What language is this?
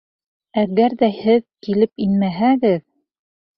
Bashkir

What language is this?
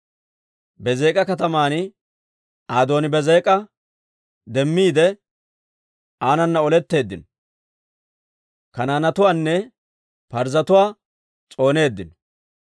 Dawro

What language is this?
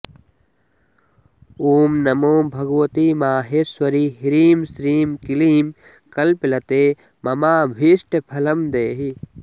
Sanskrit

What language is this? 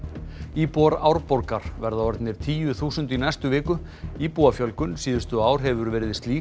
Icelandic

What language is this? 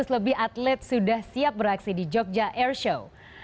Indonesian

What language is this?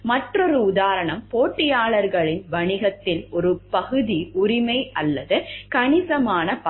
Tamil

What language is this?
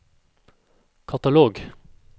Norwegian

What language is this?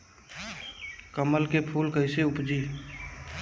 Bhojpuri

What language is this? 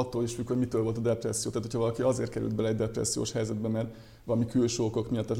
Hungarian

